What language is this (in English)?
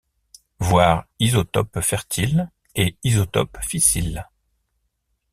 French